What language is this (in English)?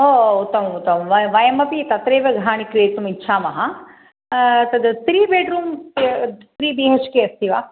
Sanskrit